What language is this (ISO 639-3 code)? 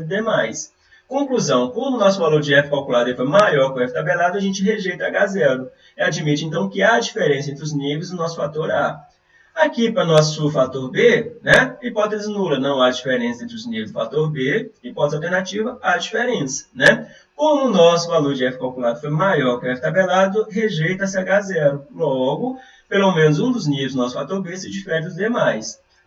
por